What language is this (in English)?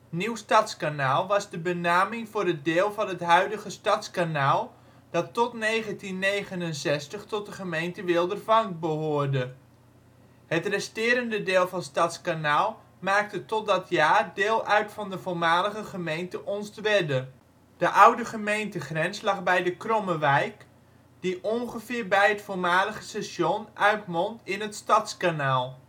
Dutch